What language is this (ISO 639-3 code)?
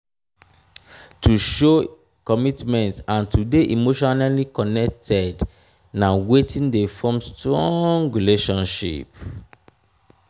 pcm